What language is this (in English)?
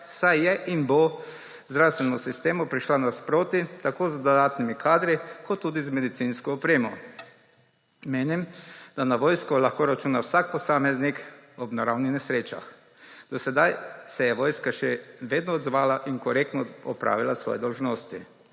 Slovenian